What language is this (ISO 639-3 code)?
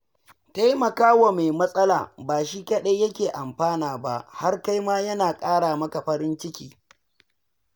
hau